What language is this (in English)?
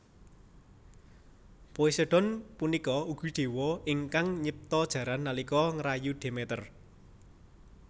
Javanese